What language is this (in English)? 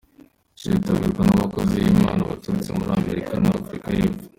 Kinyarwanda